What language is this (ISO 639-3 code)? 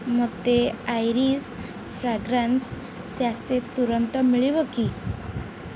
ori